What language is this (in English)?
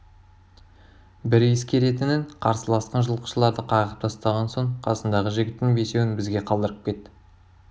Kazakh